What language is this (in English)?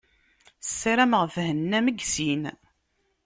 Kabyle